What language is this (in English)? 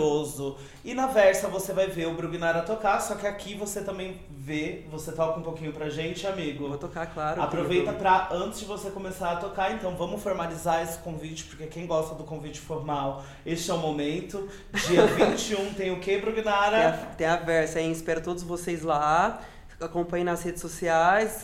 Portuguese